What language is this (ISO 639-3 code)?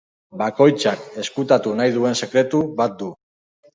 eus